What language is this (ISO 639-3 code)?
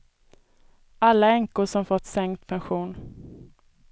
swe